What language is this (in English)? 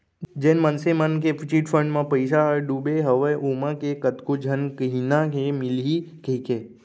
Chhattisgarhi